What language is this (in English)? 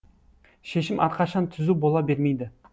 Kazakh